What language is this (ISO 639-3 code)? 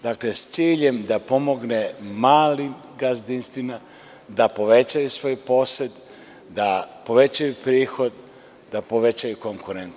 srp